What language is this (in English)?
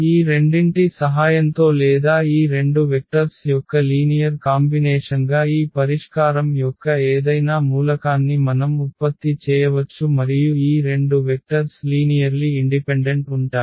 Telugu